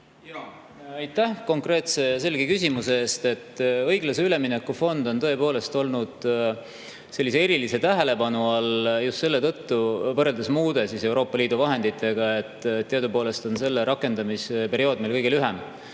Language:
Estonian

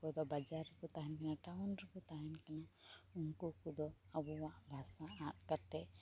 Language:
Santali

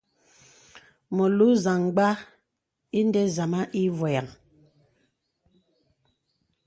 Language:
Bebele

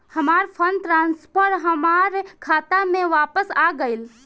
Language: Bhojpuri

